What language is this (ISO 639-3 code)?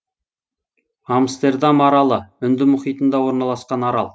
kaz